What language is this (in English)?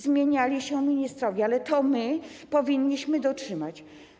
Polish